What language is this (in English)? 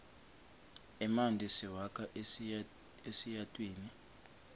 Swati